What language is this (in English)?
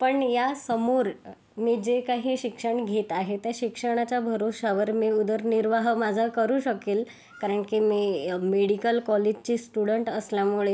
Marathi